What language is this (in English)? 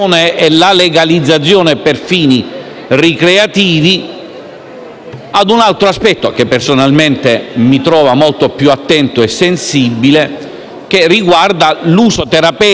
Italian